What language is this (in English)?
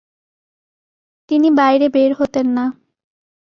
Bangla